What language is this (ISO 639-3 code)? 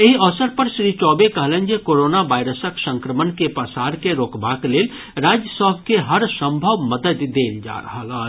mai